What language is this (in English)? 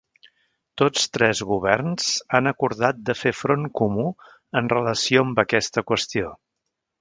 Catalan